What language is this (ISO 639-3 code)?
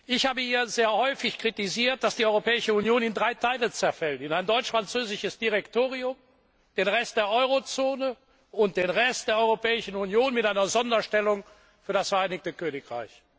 deu